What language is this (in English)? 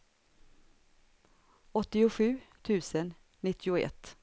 Swedish